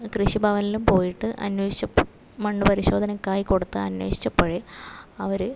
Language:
Malayalam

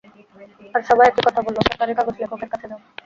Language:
Bangla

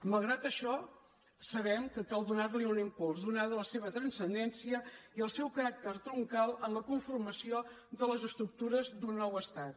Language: Catalan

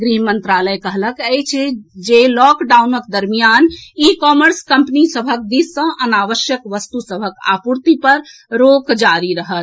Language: Maithili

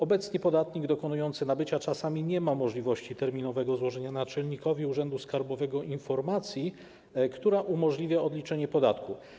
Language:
Polish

